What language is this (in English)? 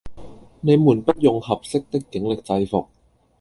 Cantonese